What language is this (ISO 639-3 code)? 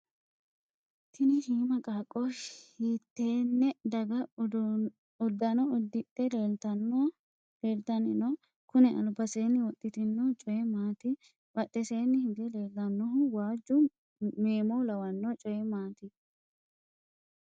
sid